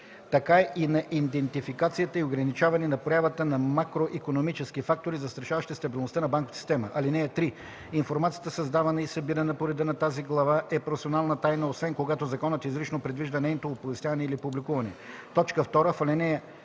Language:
Bulgarian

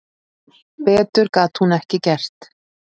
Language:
Icelandic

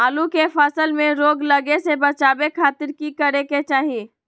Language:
Magahi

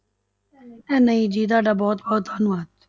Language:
Punjabi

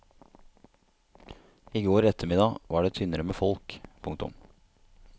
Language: Norwegian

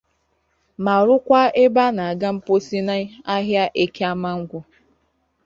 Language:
Igbo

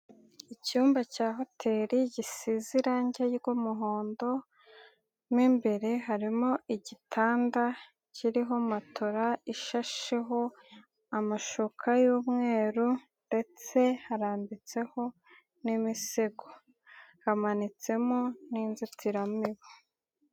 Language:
Kinyarwanda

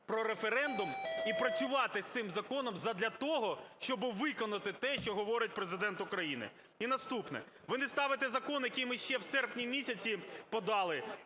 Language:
Ukrainian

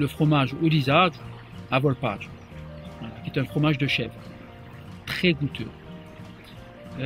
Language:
French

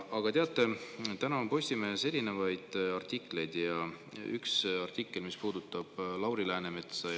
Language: Estonian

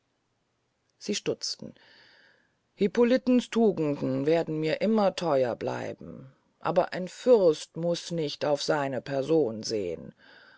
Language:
German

